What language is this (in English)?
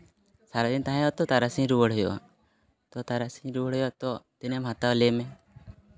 Santali